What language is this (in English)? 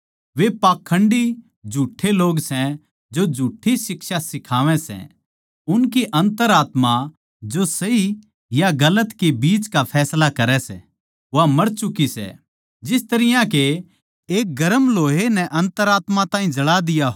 Haryanvi